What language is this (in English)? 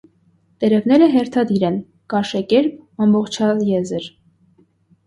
Armenian